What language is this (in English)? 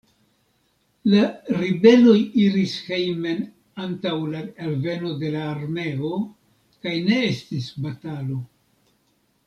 Esperanto